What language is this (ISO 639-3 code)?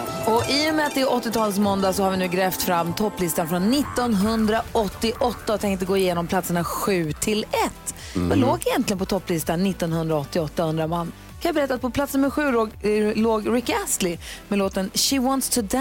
swe